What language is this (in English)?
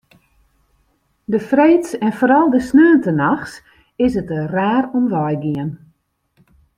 Western Frisian